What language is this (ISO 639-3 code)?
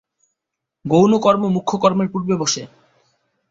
ben